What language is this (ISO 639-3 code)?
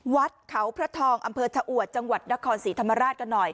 tha